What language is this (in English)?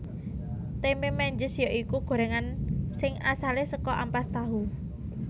Javanese